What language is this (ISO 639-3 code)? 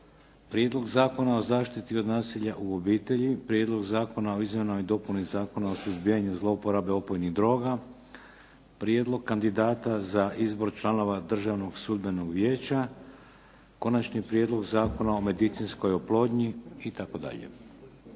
hrv